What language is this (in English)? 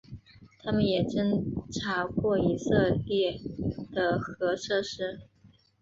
Chinese